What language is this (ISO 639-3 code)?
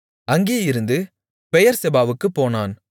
tam